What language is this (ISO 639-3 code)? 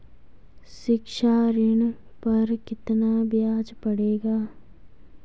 hin